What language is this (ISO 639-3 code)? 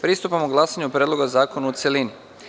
srp